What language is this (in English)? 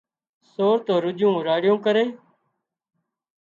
Wadiyara Koli